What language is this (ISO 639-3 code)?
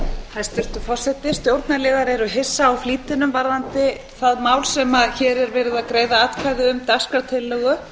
isl